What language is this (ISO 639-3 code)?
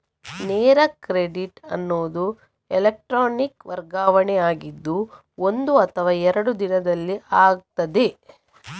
kan